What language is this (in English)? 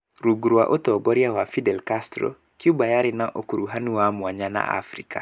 Kikuyu